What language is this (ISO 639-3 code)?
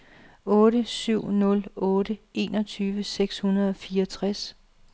dan